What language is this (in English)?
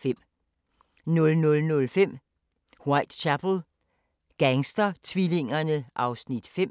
Danish